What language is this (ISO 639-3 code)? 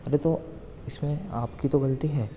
urd